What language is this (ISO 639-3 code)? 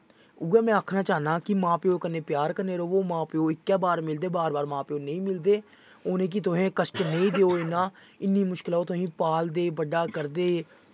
doi